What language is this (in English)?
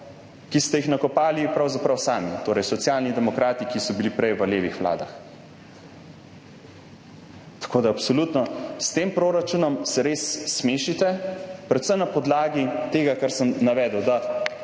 Slovenian